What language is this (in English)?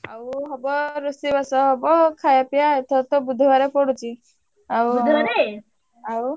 Odia